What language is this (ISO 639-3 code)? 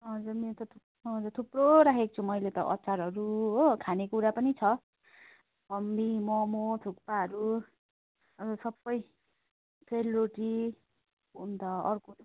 nep